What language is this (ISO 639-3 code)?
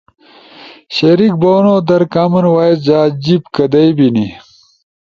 ush